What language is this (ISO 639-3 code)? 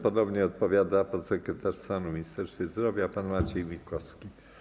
pol